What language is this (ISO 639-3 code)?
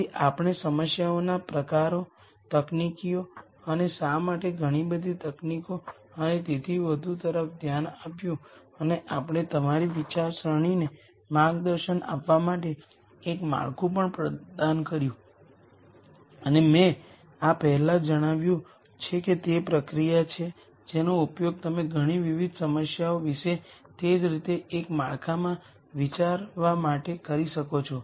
guj